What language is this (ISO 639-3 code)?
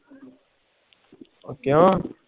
pan